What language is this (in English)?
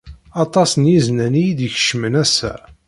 Kabyle